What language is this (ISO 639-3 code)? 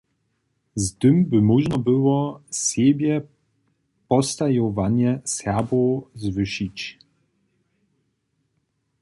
hsb